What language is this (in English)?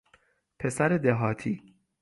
Persian